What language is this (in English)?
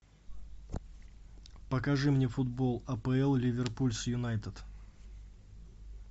Russian